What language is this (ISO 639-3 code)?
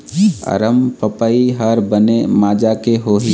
hne